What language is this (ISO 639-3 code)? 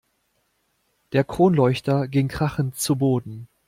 deu